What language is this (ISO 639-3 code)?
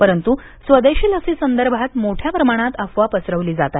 mar